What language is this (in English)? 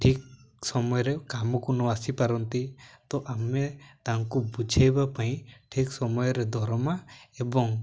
Odia